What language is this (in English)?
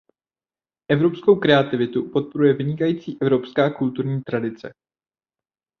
Czech